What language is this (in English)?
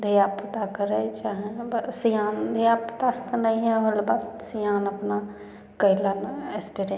Maithili